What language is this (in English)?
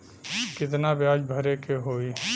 Bhojpuri